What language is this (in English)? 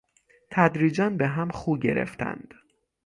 Persian